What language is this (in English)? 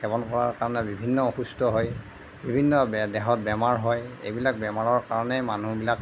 Assamese